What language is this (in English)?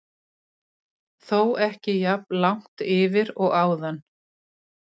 Icelandic